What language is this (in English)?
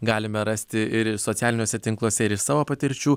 Lithuanian